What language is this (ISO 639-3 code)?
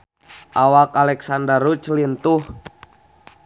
sun